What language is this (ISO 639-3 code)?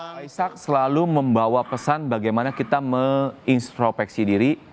ind